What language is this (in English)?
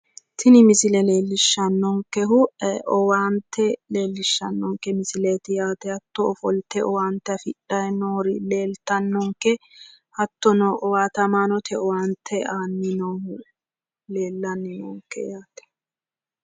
Sidamo